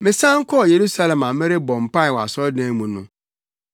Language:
Akan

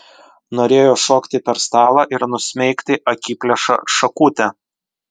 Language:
Lithuanian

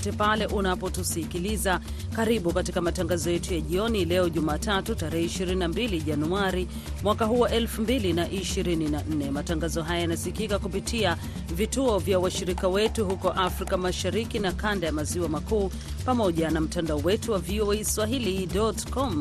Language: Swahili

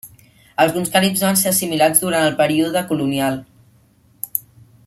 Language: Catalan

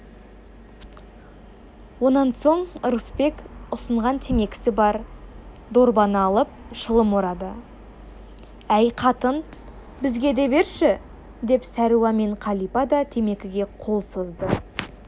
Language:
Kazakh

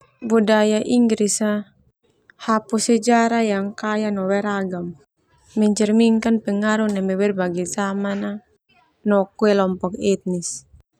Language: Termanu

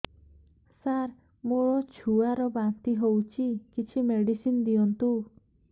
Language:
Odia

